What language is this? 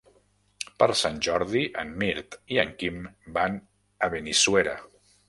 Catalan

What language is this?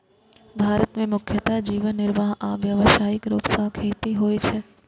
Maithili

